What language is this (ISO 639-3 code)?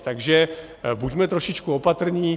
ces